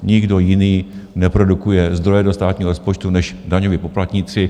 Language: Czech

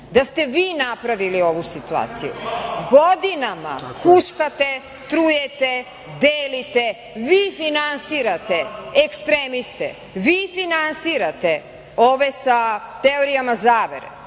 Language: Serbian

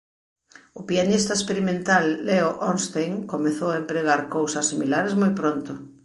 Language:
Galician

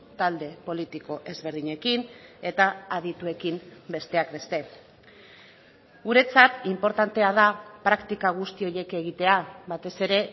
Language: Basque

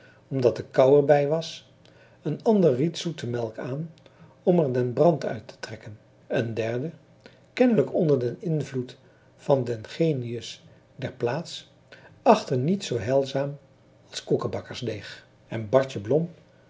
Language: Dutch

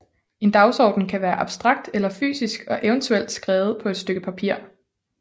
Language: Danish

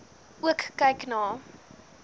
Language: Afrikaans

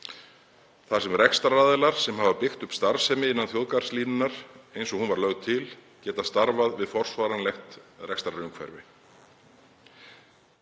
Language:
Icelandic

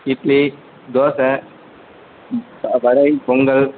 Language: Tamil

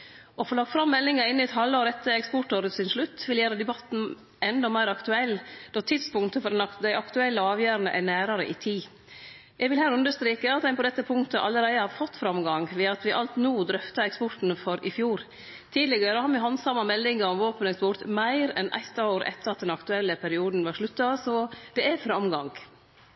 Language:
Norwegian Nynorsk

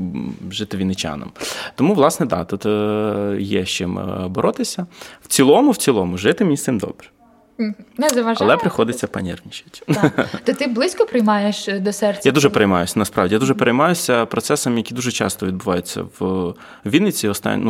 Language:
Ukrainian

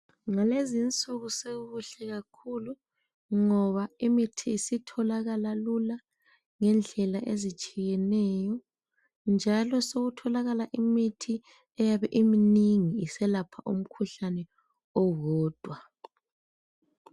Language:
North Ndebele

